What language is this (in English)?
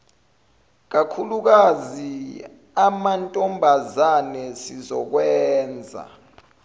Zulu